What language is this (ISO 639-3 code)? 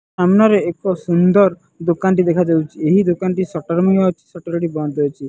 ori